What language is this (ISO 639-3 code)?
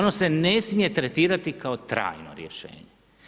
hrv